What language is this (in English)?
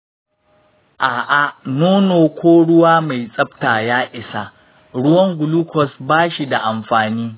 Hausa